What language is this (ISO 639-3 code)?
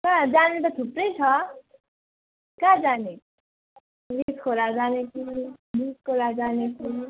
nep